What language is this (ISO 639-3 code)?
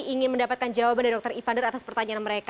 ind